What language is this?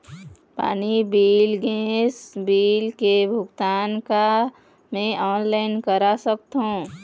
Chhattisgarhi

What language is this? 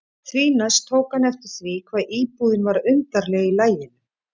Icelandic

